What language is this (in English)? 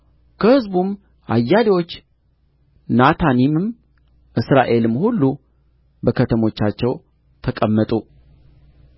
Amharic